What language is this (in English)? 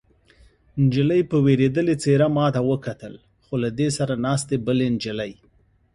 Pashto